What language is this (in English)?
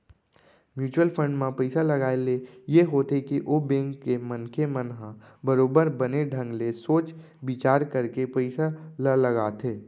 Chhattisgarhi